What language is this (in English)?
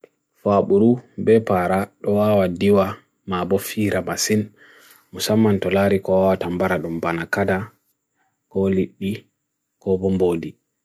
Bagirmi Fulfulde